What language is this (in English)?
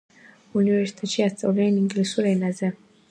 Georgian